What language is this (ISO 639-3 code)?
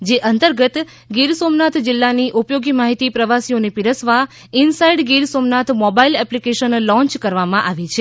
guj